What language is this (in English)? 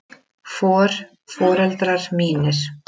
Icelandic